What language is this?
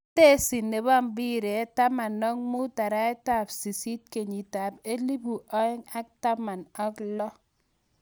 Kalenjin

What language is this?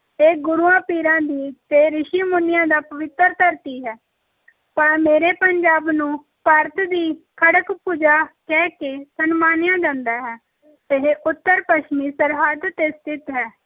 Punjabi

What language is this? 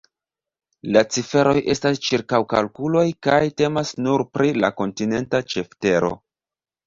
Esperanto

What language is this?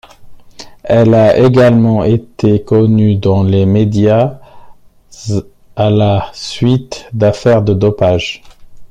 French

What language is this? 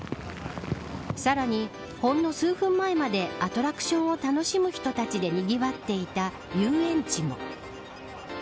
Japanese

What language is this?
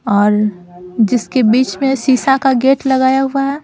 Hindi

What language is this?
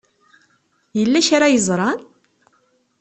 Kabyle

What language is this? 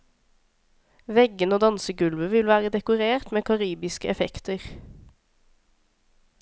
Norwegian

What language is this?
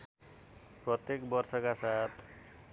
Nepali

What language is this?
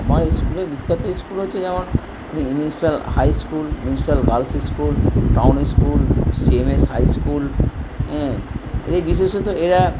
Bangla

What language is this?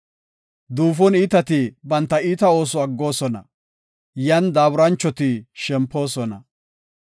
Gofa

